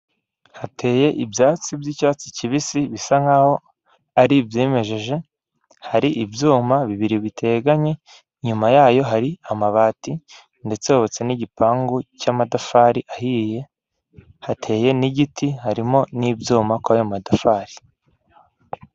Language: Kinyarwanda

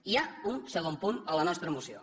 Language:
Catalan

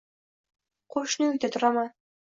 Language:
Uzbek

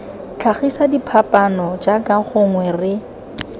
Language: Tswana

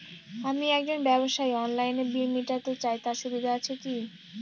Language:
Bangla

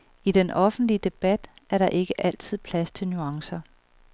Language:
Danish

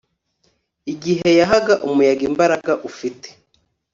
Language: Kinyarwanda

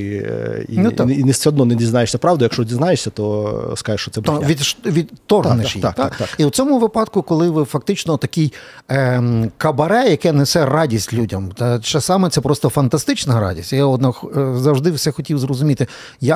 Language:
Ukrainian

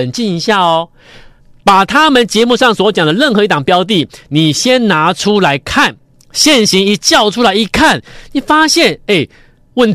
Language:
Chinese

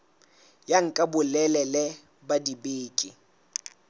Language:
Southern Sotho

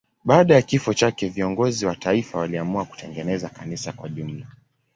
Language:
Swahili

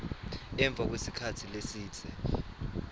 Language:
Swati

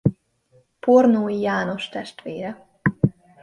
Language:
Hungarian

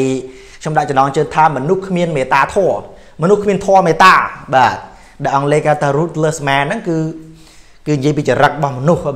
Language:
Thai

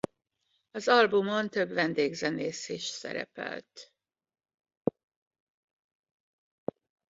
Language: Hungarian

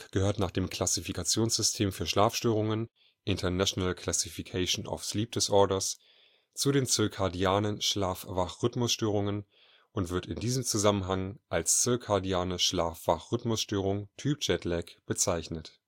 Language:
German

